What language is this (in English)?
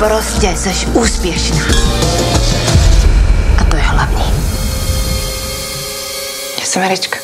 Czech